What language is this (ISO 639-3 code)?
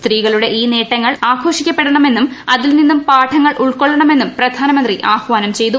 mal